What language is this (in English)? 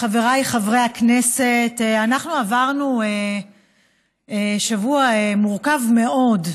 Hebrew